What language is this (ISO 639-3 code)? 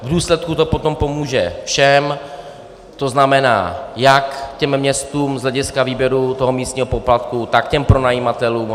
ces